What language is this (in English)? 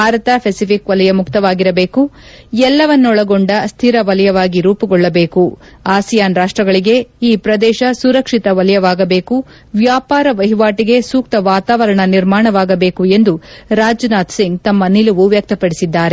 Kannada